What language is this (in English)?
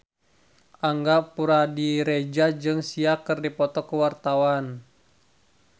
Sundanese